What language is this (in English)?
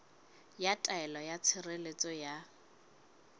Southern Sotho